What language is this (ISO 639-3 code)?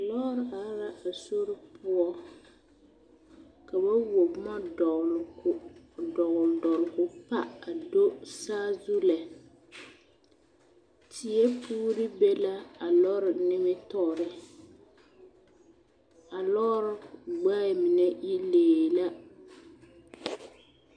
dga